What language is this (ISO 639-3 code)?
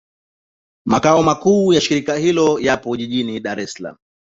swa